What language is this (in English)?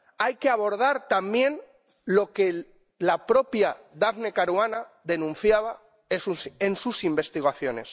Spanish